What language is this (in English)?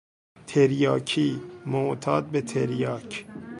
Persian